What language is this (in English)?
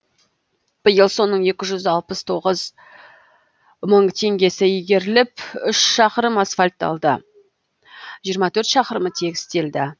Kazakh